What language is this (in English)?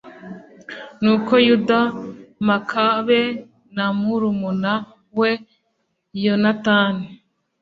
Kinyarwanda